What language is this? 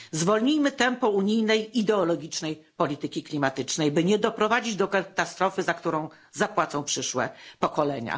Polish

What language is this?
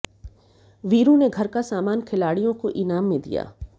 Hindi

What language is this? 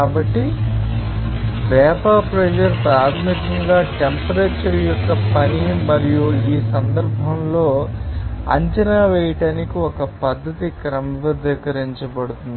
Telugu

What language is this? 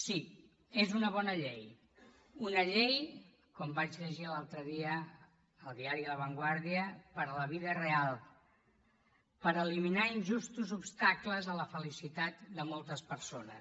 Catalan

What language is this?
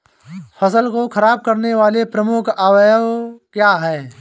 Hindi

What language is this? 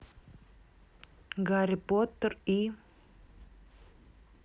Russian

